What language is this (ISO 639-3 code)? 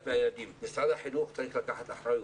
heb